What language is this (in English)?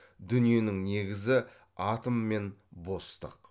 Kazakh